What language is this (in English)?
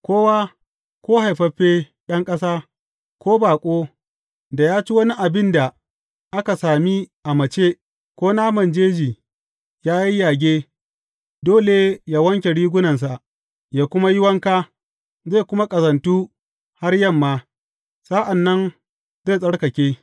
Hausa